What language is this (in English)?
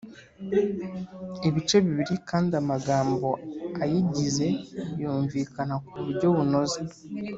Kinyarwanda